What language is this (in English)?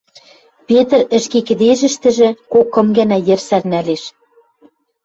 Western Mari